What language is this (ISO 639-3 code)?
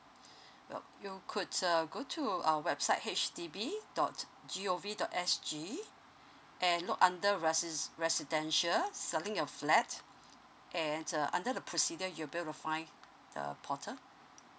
eng